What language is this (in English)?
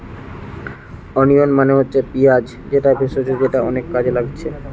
Bangla